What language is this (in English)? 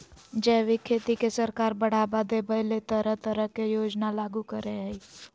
Magahi